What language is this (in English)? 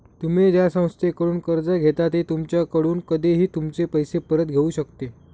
Marathi